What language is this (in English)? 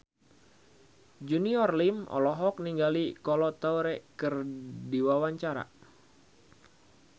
Sundanese